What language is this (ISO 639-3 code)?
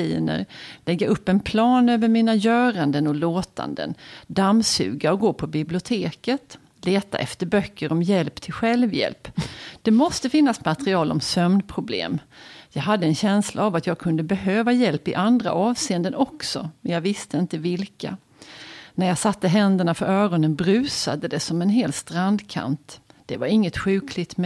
swe